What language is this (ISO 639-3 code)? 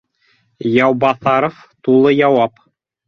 bak